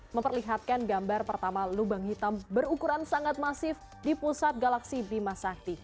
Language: Indonesian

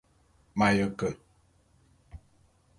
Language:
Bulu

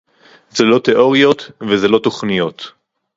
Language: Hebrew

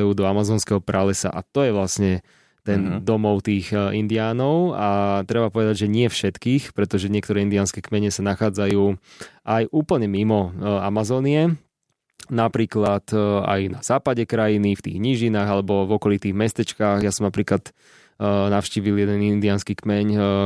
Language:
Slovak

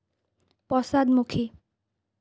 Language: Assamese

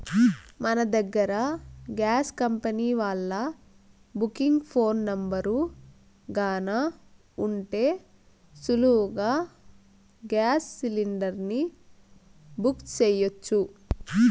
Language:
Telugu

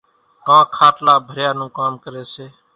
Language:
Kachi Koli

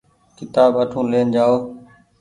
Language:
Goaria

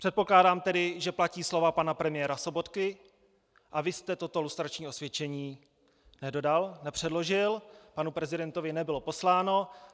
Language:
Czech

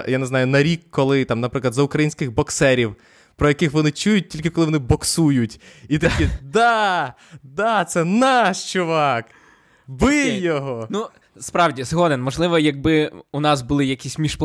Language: Ukrainian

